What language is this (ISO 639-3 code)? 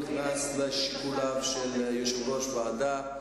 heb